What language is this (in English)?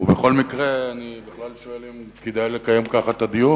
Hebrew